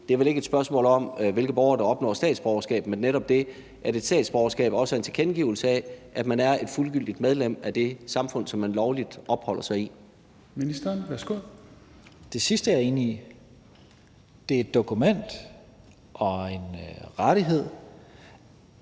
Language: Danish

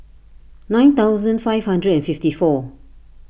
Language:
English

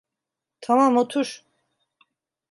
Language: Turkish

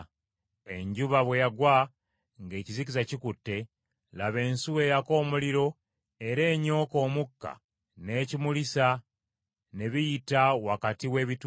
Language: Ganda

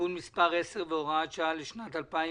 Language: Hebrew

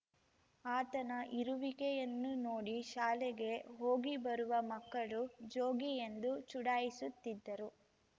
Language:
Kannada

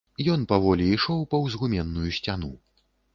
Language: Belarusian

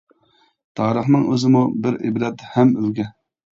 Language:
Uyghur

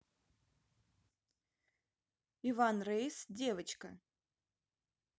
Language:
Russian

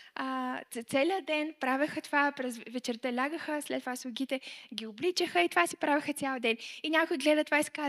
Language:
Bulgarian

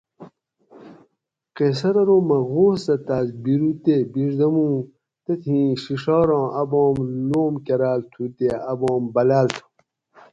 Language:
Gawri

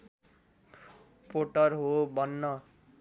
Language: Nepali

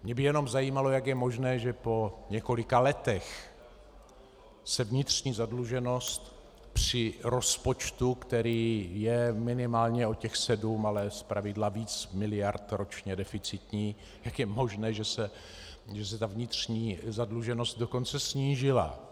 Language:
Czech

